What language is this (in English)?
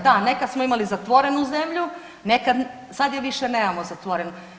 Croatian